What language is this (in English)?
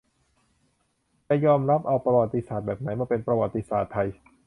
Thai